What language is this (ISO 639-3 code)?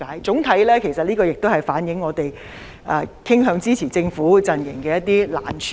yue